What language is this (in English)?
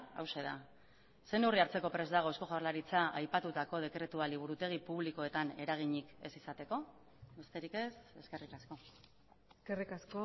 Basque